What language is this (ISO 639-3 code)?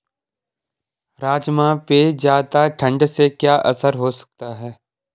hin